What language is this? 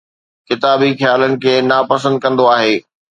Sindhi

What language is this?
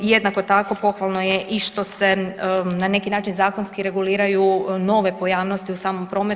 Croatian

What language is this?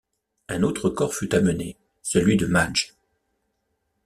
French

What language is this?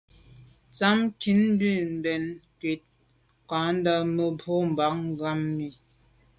Medumba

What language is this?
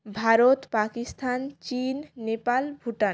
Bangla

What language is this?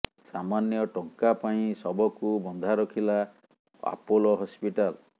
Odia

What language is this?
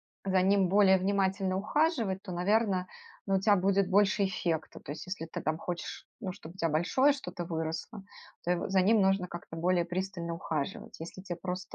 Russian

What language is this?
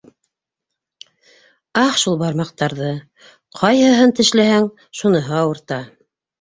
Bashkir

